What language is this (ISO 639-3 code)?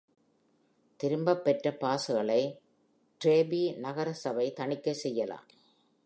tam